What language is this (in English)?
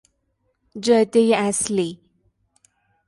Persian